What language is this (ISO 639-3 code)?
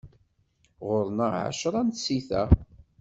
kab